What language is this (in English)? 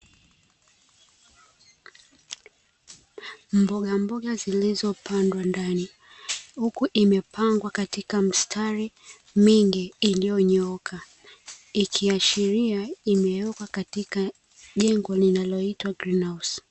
Swahili